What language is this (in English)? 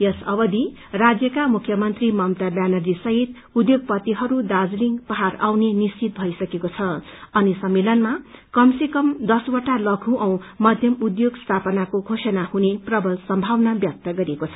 Nepali